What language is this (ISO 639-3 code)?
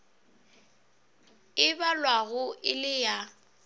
nso